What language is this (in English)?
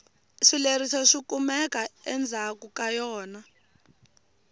Tsonga